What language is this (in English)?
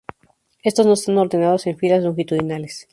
Spanish